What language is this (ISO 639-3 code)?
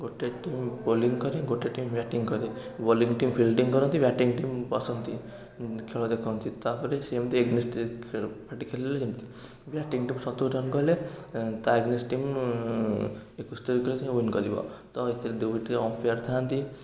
ori